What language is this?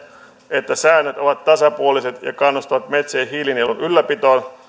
Finnish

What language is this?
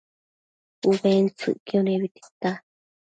Matsés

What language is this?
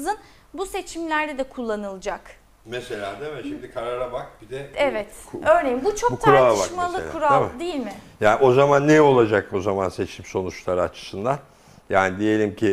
Turkish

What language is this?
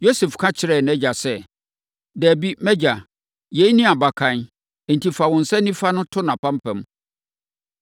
Akan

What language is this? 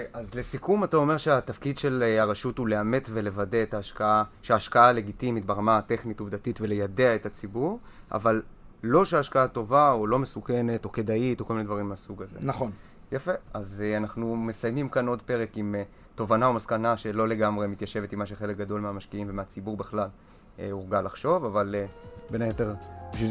Hebrew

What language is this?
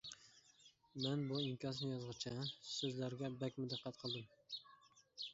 Uyghur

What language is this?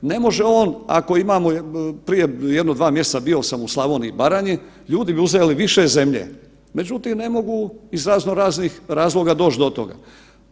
Croatian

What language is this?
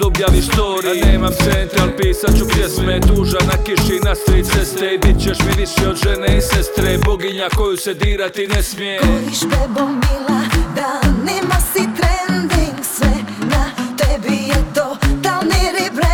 Croatian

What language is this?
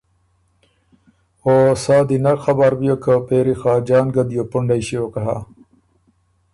Ormuri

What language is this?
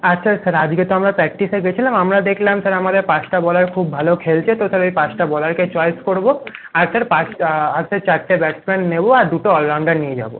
Bangla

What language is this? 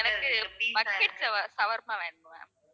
Tamil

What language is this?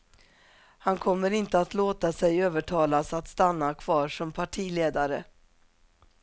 Swedish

